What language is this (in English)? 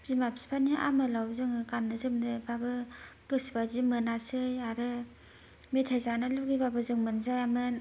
Bodo